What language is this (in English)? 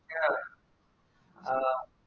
Malayalam